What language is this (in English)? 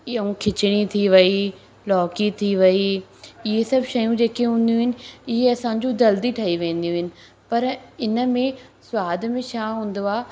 Sindhi